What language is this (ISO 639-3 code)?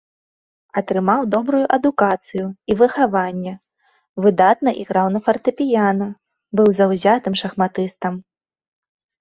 bel